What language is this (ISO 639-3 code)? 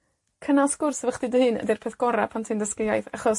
cym